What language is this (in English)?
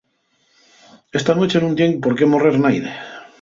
Asturian